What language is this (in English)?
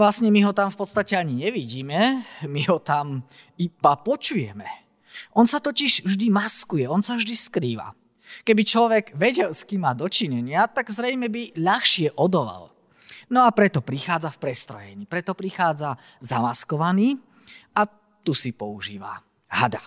Slovak